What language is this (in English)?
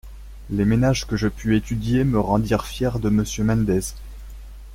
French